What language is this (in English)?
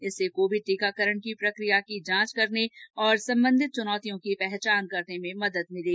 Hindi